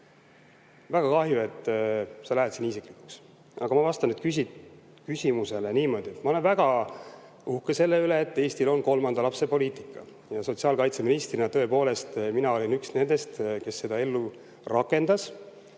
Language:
Estonian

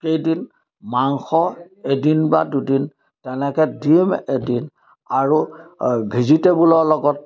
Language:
Assamese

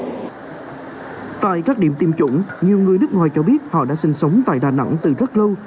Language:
Vietnamese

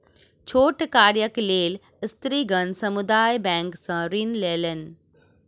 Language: Maithili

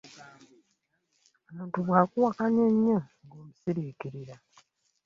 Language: Ganda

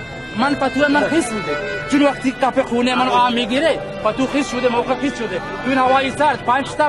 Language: Persian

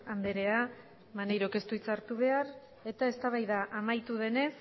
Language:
Basque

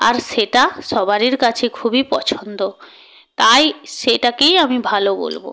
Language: Bangla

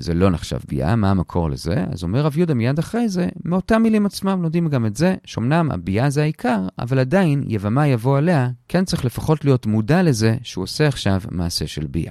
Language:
Hebrew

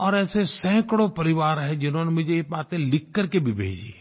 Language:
Hindi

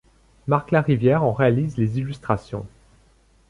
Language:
French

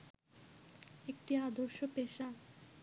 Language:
Bangla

